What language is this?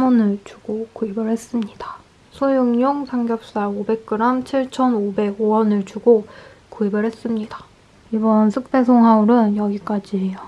Korean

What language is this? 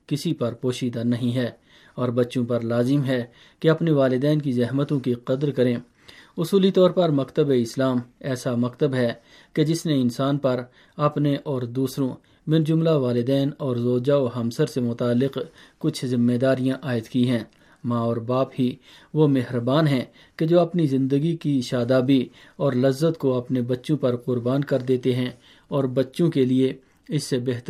Urdu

